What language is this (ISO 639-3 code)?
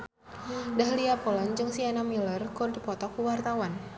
sun